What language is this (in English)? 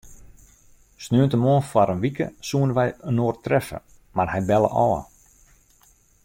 Western Frisian